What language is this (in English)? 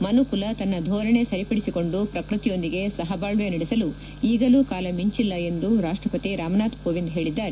Kannada